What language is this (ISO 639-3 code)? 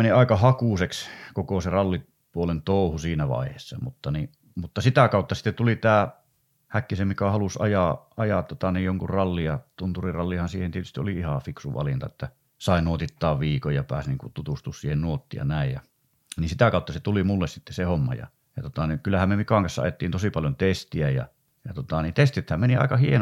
fin